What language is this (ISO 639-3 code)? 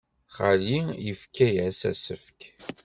kab